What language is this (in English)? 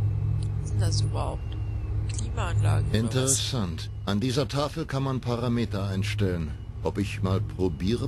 German